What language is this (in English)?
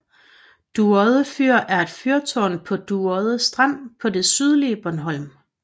Danish